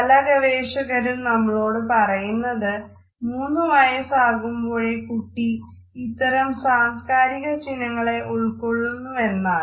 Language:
Malayalam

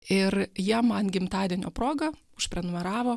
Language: Lithuanian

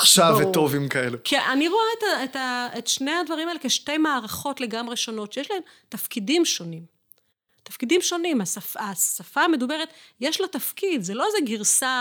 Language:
Hebrew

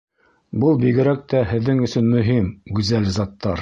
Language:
Bashkir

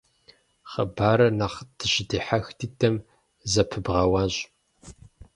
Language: Kabardian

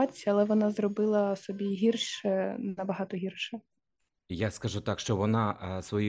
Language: Ukrainian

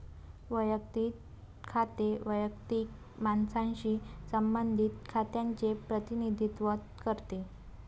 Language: Marathi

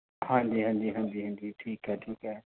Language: Punjabi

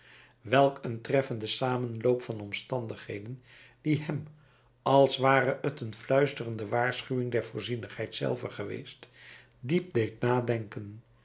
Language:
Dutch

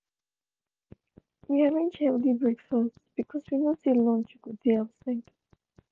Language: Nigerian Pidgin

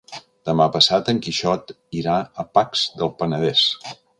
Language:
Catalan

